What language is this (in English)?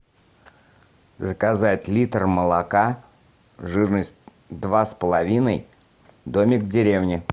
Russian